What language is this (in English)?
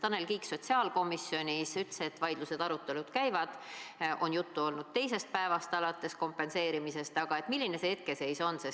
Estonian